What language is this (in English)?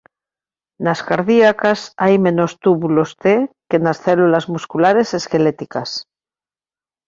Galician